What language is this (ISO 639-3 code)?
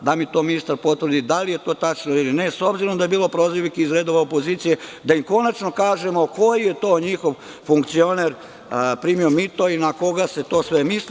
srp